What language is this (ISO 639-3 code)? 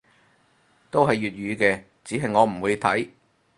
yue